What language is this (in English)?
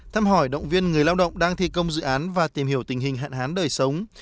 Vietnamese